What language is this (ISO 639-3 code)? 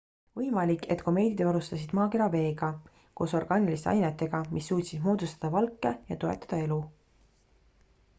est